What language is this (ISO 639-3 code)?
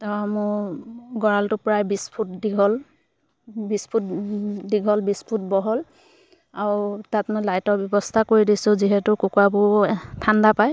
asm